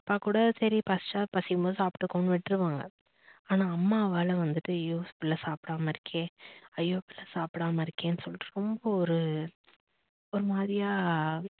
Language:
Tamil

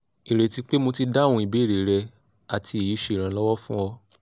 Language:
Yoruba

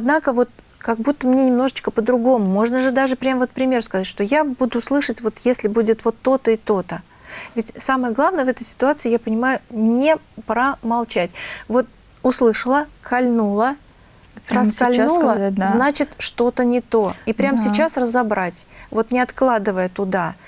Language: Russian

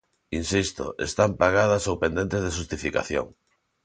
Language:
Galician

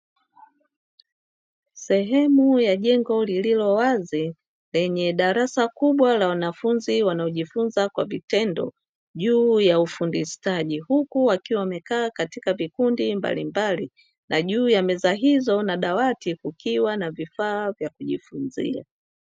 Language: Swahili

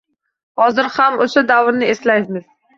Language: Uzbek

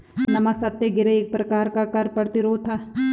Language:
Hindi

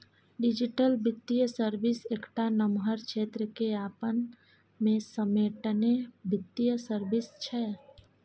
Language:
Maithili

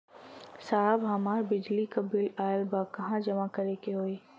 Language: Bhojpuri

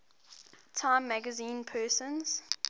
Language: English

